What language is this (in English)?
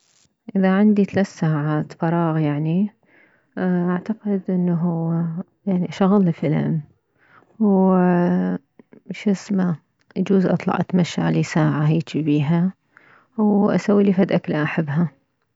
Mesopotamian Arabic